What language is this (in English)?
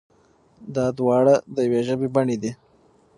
Pashto